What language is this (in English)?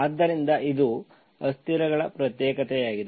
Kannada